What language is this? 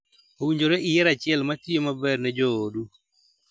Luo (Kenya and Tanzania)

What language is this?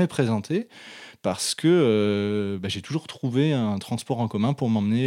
French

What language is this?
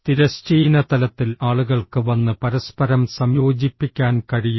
Malayalam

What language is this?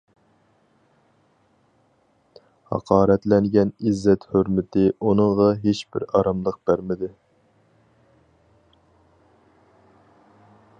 Uyghur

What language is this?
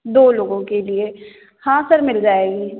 Hindi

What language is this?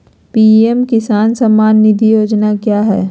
Magahi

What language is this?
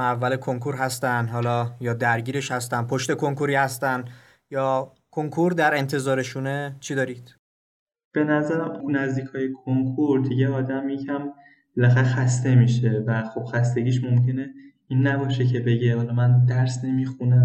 Persian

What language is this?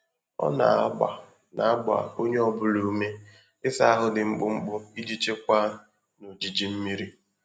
Igbo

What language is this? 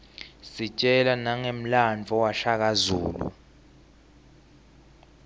Swati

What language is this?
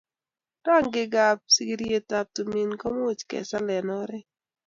Kalenjin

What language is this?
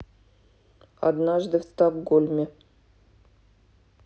Russian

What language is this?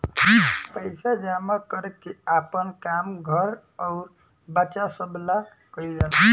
Bhojpuri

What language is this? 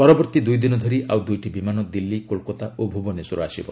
Odia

